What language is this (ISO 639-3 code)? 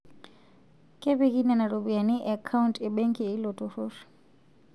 mas